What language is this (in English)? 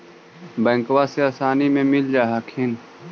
Magahi